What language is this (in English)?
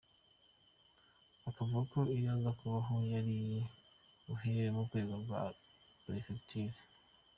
Kinyarwanda